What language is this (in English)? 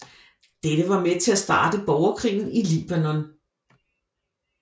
Danish